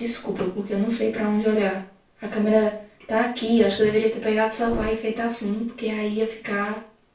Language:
Portuguese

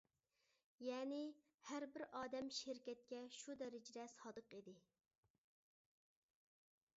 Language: Uyghur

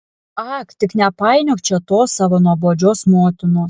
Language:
Lithuanian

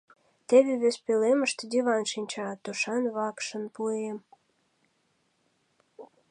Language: Mari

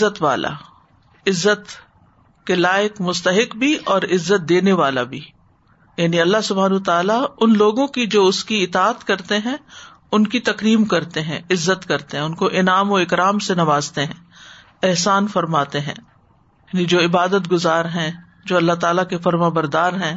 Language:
Urdu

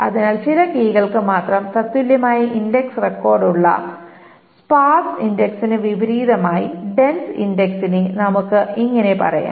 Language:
Malayalam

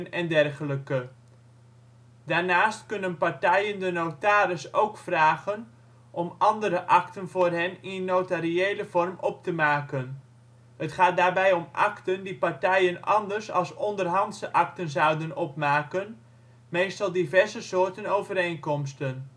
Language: Dutch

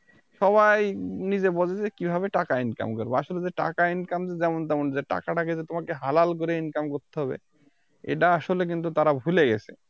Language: Bangla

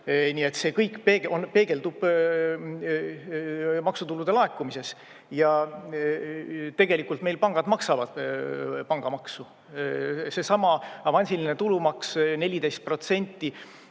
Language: Estonian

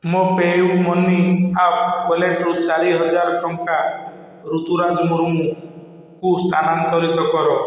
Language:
Odia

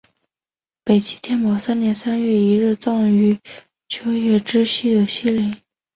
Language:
Chinese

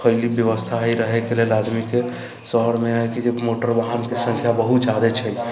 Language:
Maithili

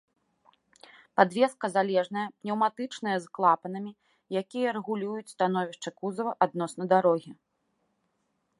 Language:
Belarusian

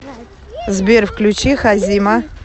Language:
Russian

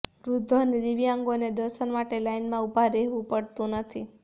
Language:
Gujarati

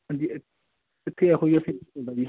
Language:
Punjabi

